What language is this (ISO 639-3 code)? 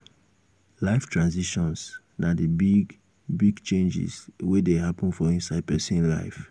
pcm